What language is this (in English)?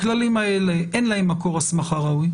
Hebrew